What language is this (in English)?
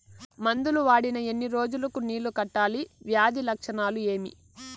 Telugu